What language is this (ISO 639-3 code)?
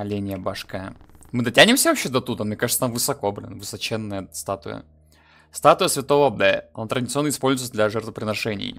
rus